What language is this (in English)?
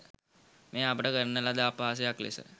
Sinhala